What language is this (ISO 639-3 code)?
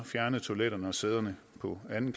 dan